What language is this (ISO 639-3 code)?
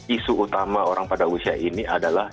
ind